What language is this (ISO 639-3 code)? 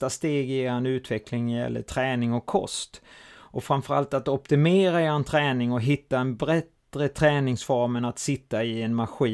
swe